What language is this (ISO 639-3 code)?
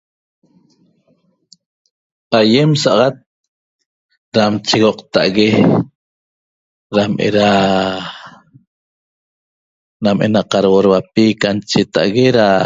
tob